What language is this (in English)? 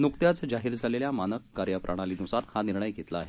Marathi